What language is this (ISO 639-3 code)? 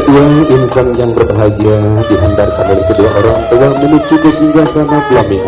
ind